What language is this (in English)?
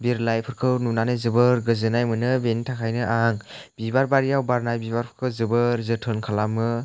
Bodo